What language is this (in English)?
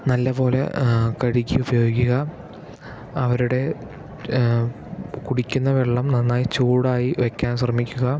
Malayalam